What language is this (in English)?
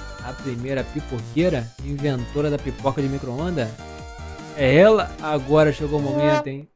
Portuguese